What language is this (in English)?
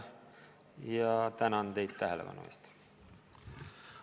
Estonian